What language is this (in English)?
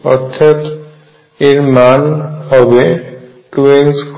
Bangla